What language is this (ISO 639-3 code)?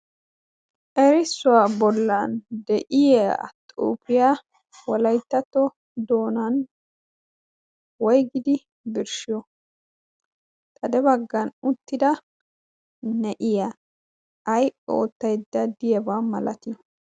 wal